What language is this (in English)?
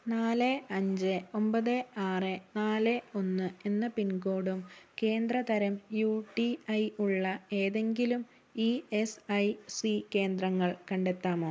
Malayalam